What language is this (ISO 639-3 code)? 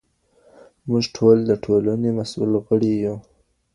pus